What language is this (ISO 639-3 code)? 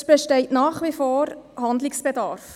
gsw